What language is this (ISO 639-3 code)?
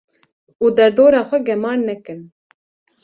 kur